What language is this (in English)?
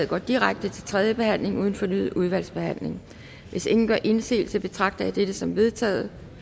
Danish